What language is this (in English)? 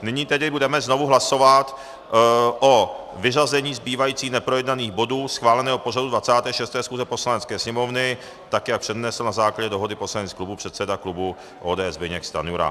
Czech